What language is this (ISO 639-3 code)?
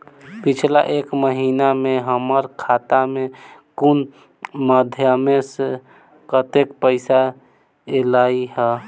mai